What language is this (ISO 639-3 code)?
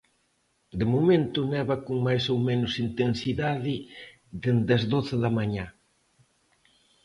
glg